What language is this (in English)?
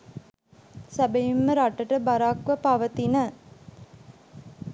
Sinhala